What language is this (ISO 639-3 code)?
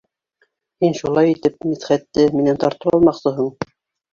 bak